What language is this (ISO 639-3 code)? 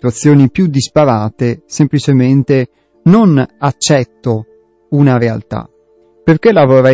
ita